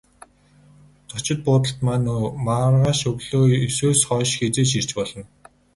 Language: Mongolian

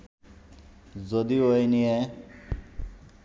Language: Bangla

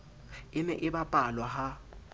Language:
Southern Sotho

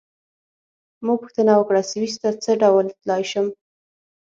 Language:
Pashto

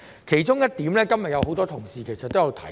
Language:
Cantonese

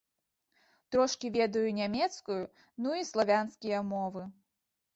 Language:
Belarusian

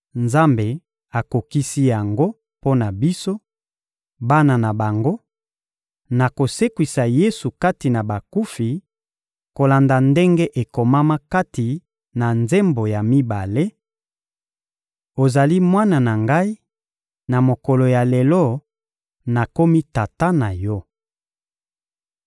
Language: Lingala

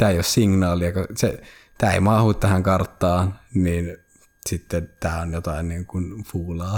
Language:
Finnish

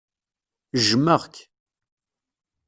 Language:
Kabyle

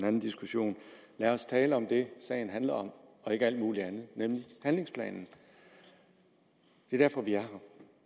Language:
Danish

